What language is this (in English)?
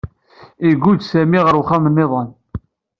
Kabyle